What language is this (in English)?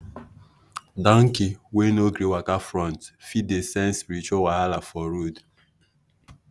Nigerian Pidgin